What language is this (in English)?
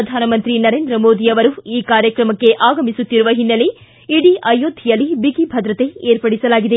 Kannada